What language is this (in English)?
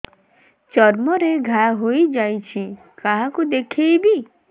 Odia